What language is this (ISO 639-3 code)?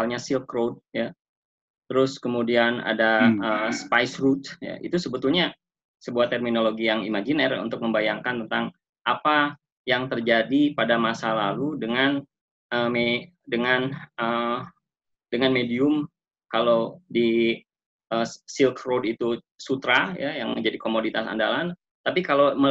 ind